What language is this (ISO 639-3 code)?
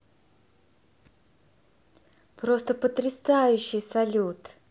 rus